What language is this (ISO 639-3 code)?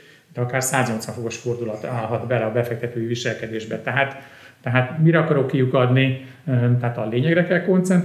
hun